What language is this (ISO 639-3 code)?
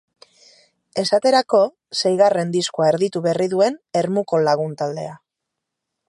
eus